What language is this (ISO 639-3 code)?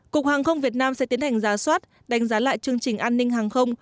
vie